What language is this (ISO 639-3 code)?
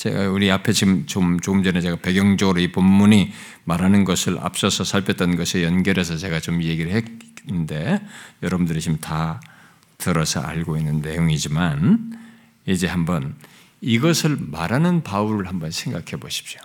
kor